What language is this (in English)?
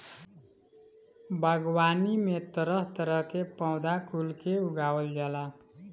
Bhojpuri